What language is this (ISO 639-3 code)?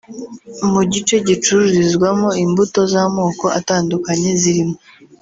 kin